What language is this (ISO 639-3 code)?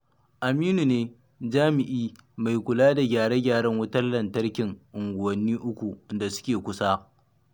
hau